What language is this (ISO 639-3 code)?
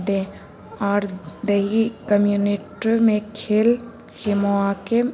urd